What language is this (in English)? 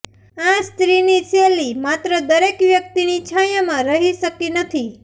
Gujarati